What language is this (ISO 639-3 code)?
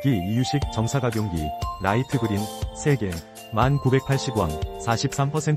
kor